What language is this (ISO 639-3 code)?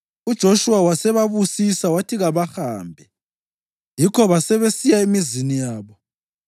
nde